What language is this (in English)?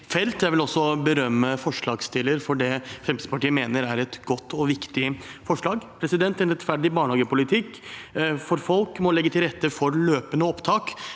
Norwegian